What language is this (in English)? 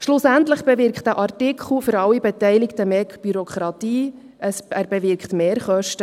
Swiss German